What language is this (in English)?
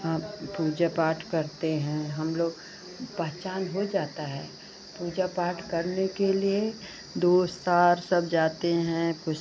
Hindi